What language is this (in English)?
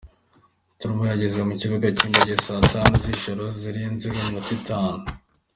Kinyarwanda